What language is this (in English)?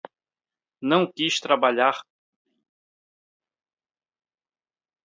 Portuguese